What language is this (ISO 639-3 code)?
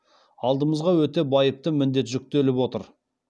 kaz